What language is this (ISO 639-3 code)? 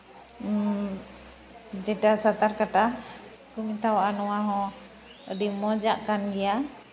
sat